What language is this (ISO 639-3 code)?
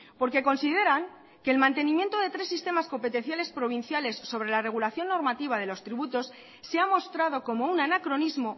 spa